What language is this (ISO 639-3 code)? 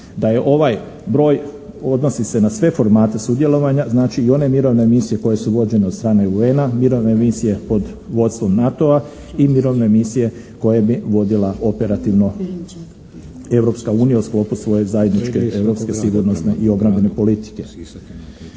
hrv